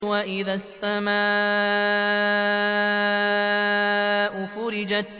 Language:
Arabic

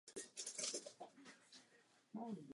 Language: Czech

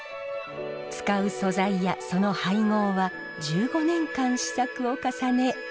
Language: Japanese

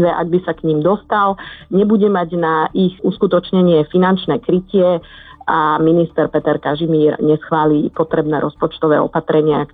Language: Slovak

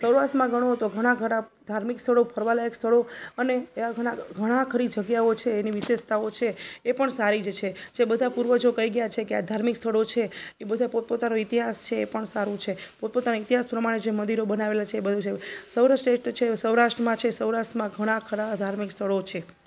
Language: Gujarati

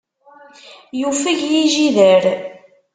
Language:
Kabyle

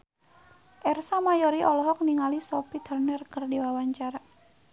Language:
Sundanese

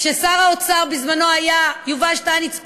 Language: Hebrew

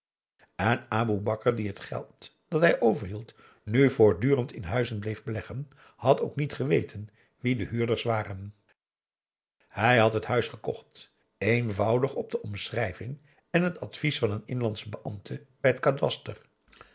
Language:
Dutch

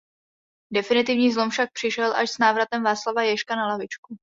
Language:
Czech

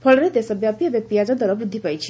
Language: Odia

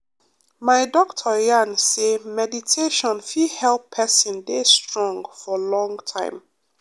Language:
Nigerian Pidgin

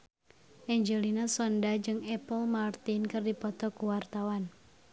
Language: Sundanese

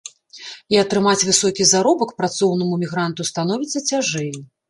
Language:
Belarusian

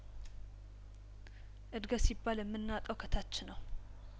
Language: Amharic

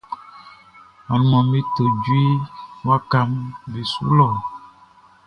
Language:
Baoulé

